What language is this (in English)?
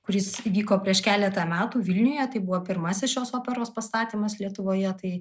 Lithuanian